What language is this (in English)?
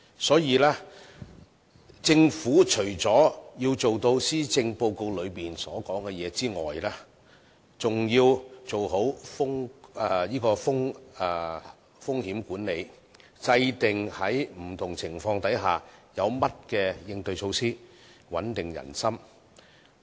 Cantonese